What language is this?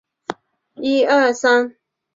Chinese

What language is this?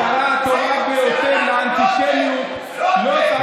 Hebrew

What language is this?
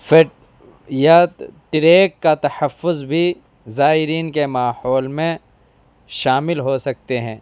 Urdu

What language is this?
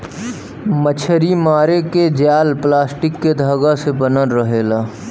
Bhojpuri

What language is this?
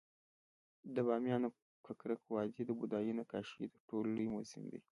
Pashto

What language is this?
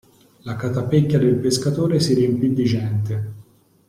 Italian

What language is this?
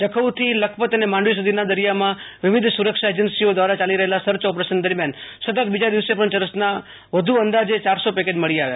Gujarati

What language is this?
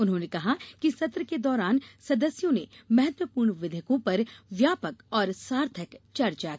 Hindi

